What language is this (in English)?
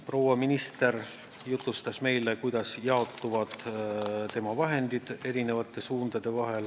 Estonian